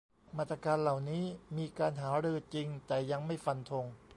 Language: Thai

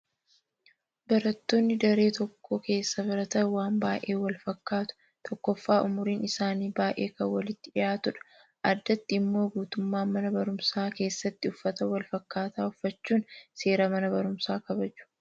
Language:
Oromo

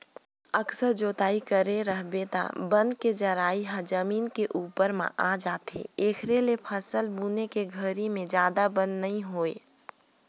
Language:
Chhattisgarhi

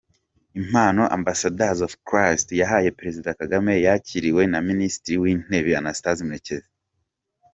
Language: Kinyarwanda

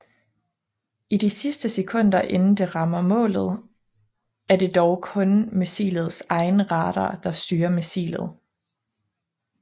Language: Danish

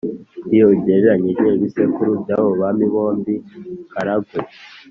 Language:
Kinyarwanda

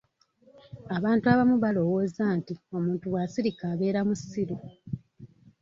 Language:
Ganda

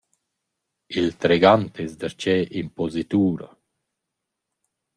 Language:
Romansh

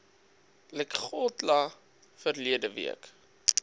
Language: Afrikaans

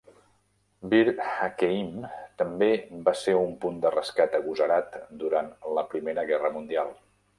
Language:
Catalan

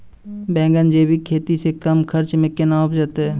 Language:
Maithili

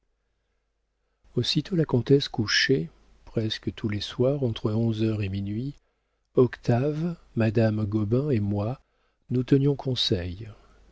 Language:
French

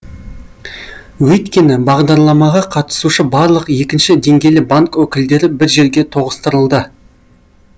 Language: Kazakh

